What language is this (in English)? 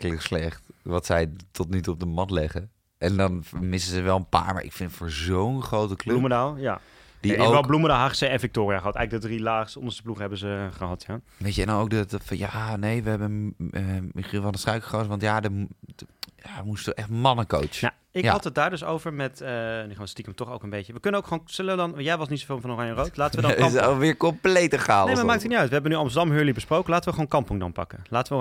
Dutch